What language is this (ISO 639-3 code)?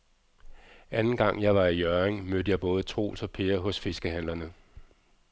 dan